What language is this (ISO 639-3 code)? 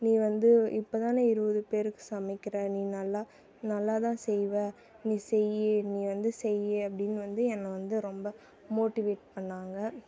tam